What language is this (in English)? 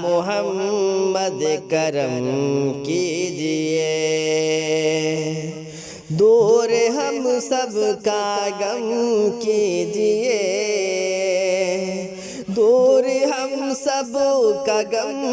Indonesian